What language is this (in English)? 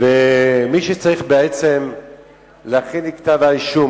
Hebrew